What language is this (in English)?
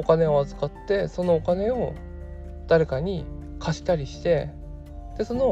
Japanese